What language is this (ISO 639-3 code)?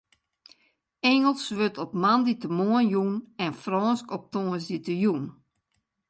fry